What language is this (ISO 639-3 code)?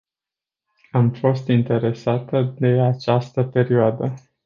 ron